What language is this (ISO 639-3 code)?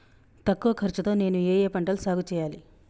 tel